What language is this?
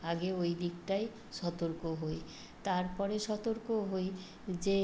Bangla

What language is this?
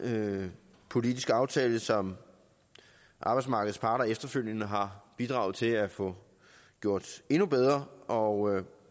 Danish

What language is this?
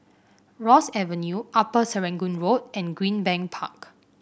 English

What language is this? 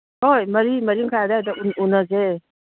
Manipuri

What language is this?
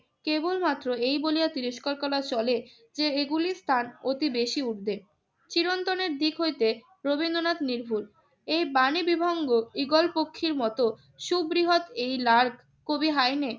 Bangla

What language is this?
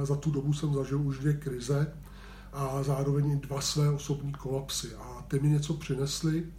Czech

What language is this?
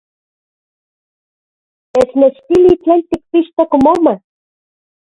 Central Puebla Nahuatl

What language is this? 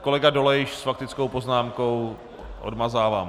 Czech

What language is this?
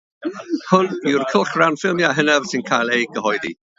Welsh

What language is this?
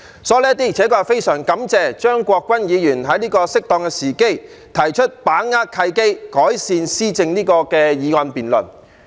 Cantonese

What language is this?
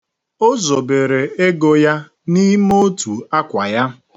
Igbo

